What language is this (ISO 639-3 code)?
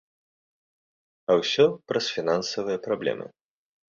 bel